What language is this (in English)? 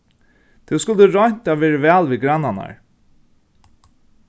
Faroese